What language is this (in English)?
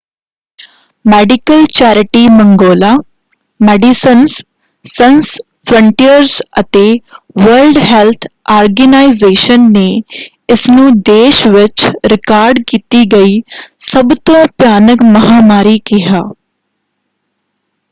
Punjabi